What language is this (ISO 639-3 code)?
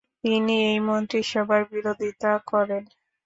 ben